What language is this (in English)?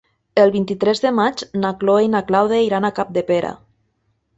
Catalan